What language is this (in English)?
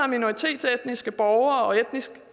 Danish